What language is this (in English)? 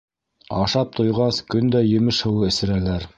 Bashkir